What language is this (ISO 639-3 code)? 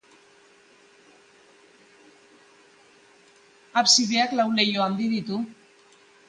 eus